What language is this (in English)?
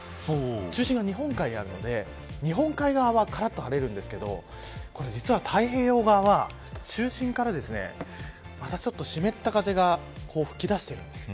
Japanese